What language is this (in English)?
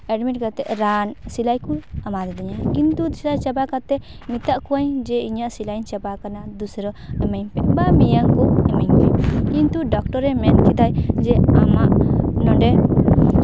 Santali